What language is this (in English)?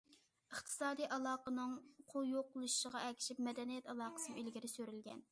Uyghur